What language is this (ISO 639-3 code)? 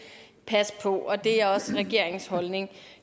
dan